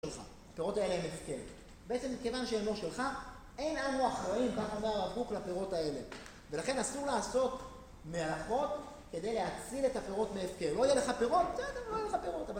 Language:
Hebrew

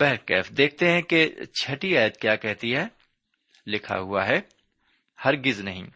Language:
Urdu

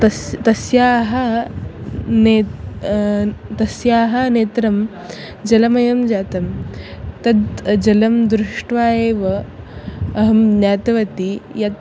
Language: Sanskrit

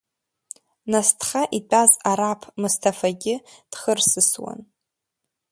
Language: Abkhazian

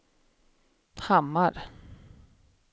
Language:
Swedish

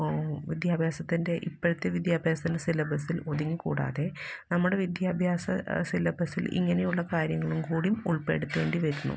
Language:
Malayalam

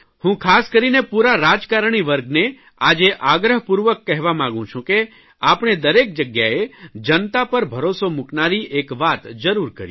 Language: Gujarati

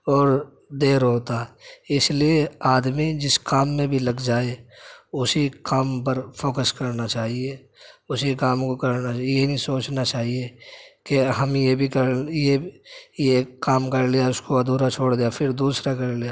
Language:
Urdu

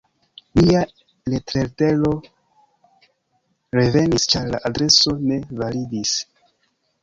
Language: Esperanto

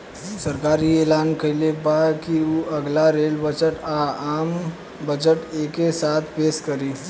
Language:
Bhojpuri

